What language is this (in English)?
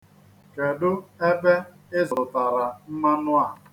Igbo